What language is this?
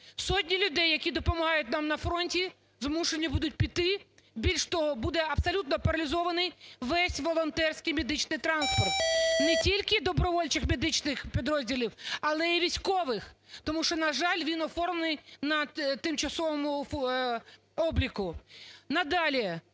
Ukrainian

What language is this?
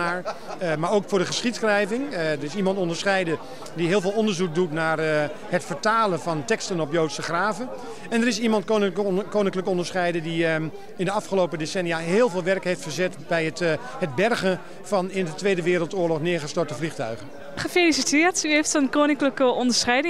Dutch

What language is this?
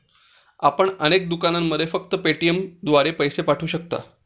Marathi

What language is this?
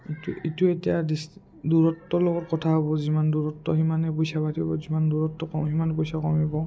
Assamese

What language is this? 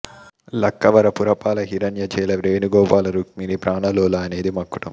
Telugu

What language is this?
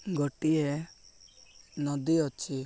Odia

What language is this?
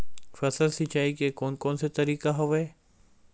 Chhattisgarhi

